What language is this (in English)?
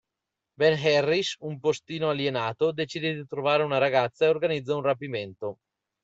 Italian